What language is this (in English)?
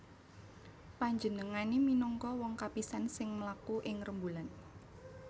Javanese